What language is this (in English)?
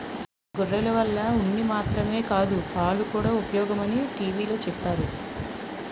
Telugu